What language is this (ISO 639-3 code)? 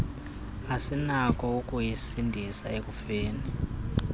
xho